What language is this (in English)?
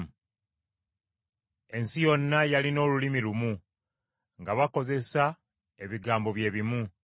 Ganda